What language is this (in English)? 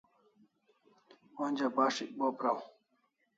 Kalasha